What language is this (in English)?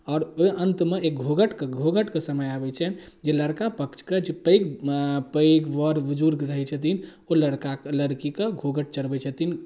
Maithili